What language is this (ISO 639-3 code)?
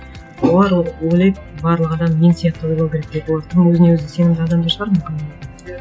kaz